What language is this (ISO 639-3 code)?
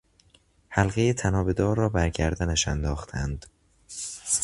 fas